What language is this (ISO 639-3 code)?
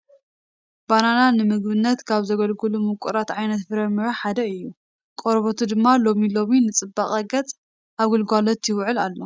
tir